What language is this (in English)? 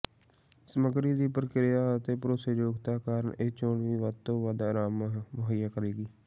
Punjabi